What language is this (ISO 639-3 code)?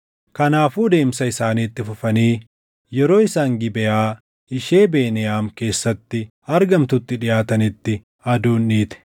orm